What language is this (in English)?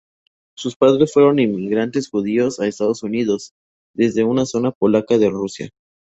Spanish